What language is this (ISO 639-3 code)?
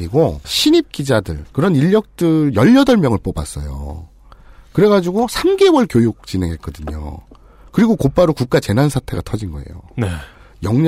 kor